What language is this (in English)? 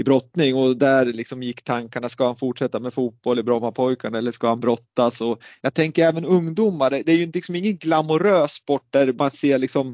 Swedish